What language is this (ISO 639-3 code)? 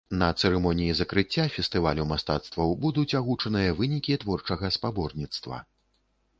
bel